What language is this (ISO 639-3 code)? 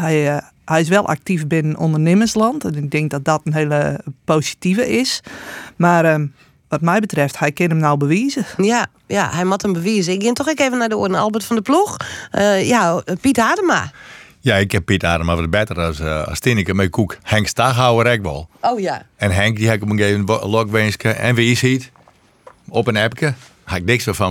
nld